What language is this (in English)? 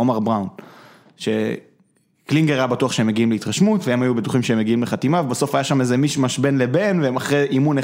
Hebrew